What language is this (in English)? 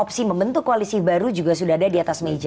Indonesian